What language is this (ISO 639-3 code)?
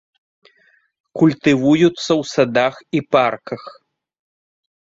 bel